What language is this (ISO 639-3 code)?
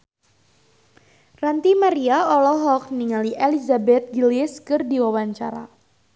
sun